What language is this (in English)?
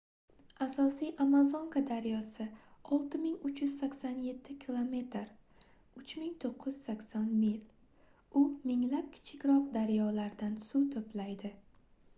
Uzbek